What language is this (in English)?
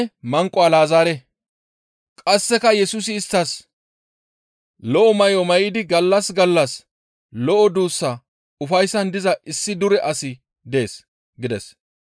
Gamo